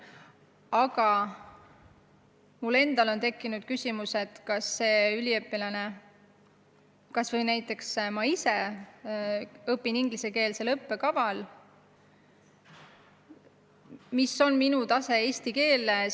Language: Estonian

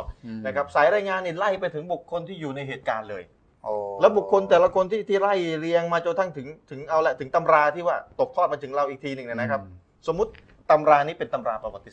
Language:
Thai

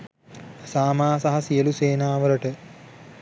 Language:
Sinhala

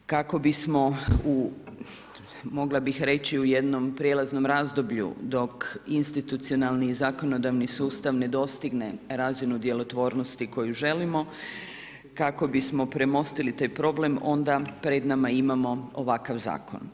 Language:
Croatian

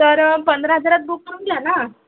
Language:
Marathi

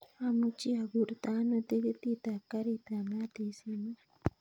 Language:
Kalenjin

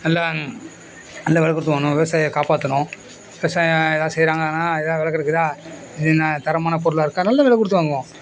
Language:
Tamil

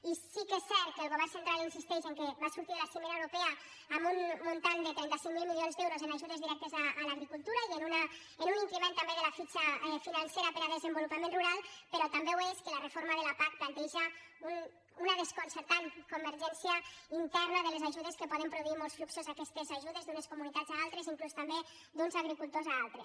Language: Catalan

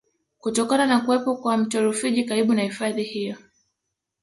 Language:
Swahili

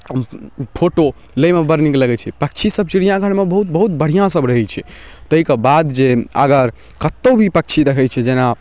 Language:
Maithili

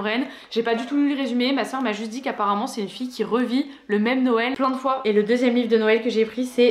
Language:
French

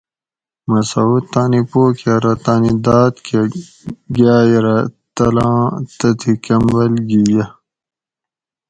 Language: Gawri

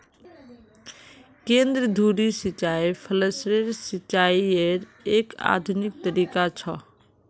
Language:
Magahi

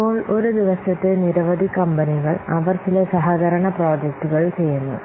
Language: Malayalam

